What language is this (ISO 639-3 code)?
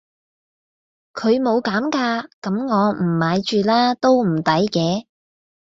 yue